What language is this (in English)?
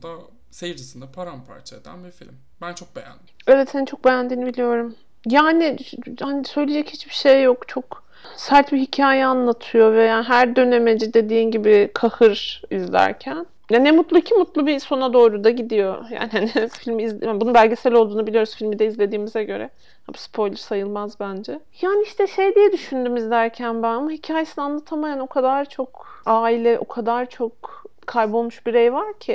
Turkish